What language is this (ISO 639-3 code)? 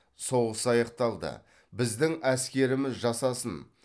kaz